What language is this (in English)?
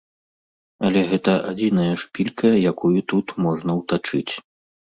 Belarusian